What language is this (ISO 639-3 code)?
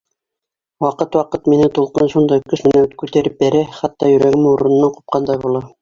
bak